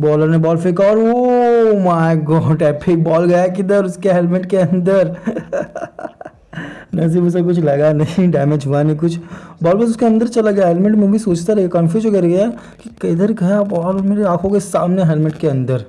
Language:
Hindi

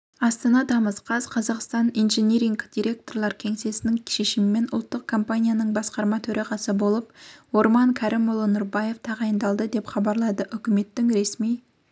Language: Kazakh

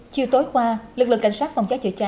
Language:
Vietnamese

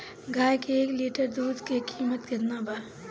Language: Bhojpuri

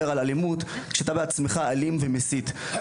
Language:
Hebrew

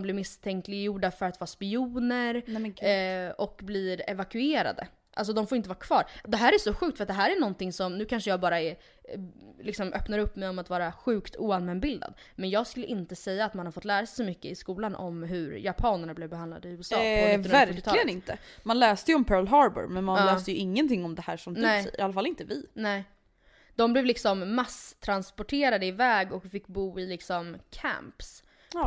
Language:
Swedish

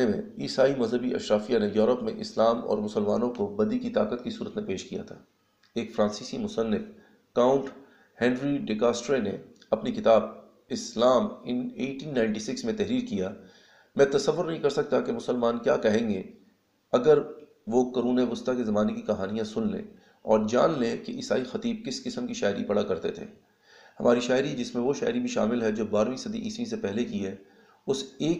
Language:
Urdu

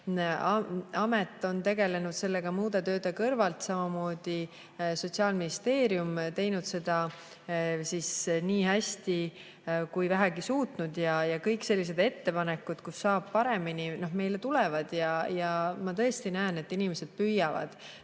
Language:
Estonian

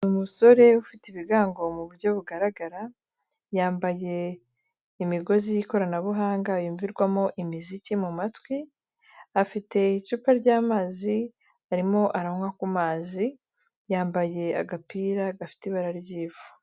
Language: Kinyarwanda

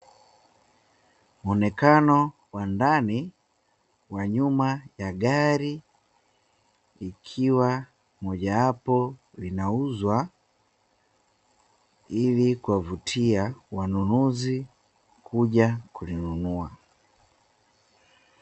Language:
Swahili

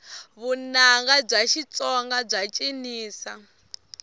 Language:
Tsonga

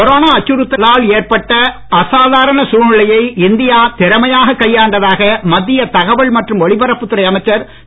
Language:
Tamil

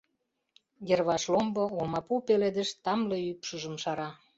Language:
Mari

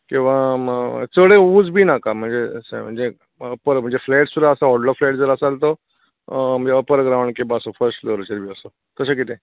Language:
Konkani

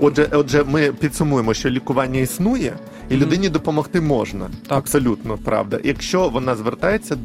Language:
Ukrainian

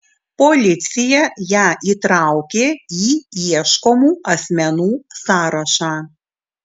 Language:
Lithuanian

